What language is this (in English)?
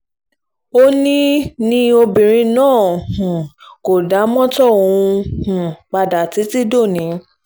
Yoruba